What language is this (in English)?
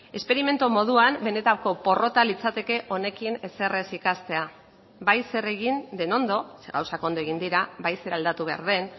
Basque